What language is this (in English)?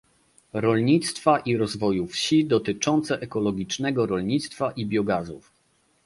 Polish